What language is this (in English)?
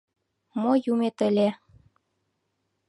Mari